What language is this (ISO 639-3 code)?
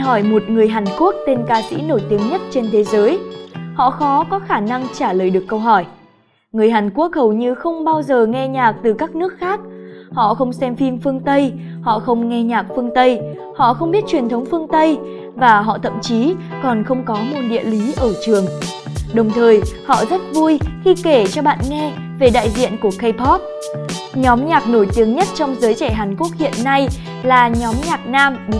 vie